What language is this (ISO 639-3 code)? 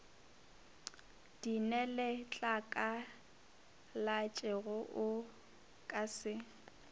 nso